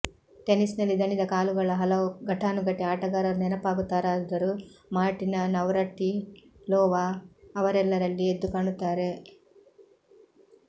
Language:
Kannada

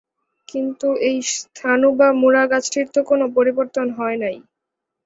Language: Bangla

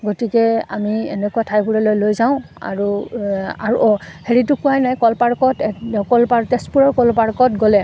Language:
Assamese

